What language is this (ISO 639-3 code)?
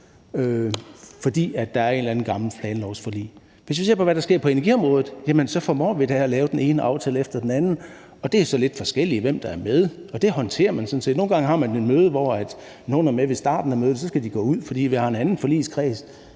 dan